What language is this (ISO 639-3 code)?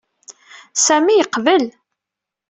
kab